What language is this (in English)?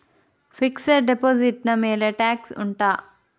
Kannada